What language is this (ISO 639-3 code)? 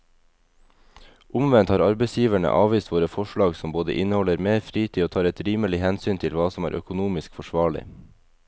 nor